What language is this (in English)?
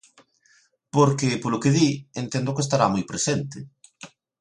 Galician